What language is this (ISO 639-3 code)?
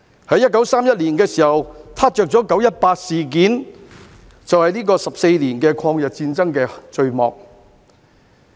yue